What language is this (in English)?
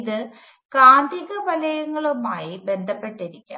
Malayalam